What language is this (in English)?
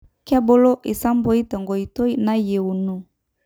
Masai